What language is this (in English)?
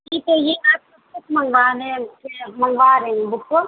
Urdu